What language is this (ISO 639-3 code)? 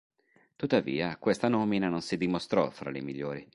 ita